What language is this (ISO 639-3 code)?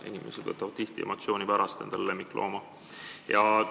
est